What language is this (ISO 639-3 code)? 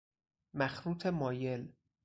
fas